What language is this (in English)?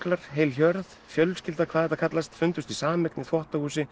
Icelandic